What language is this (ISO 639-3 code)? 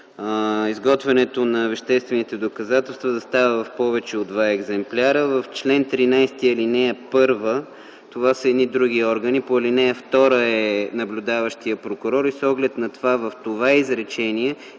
bul